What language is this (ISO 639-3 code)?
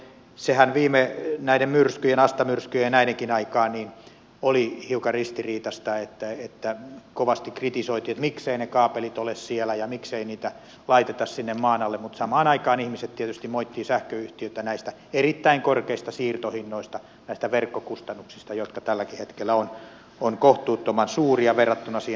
fin